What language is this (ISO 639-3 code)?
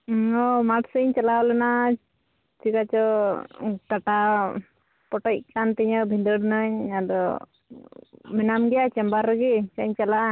sat